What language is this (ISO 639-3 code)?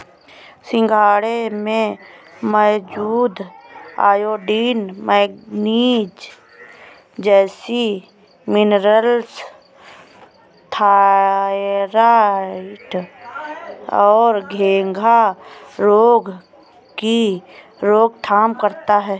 hin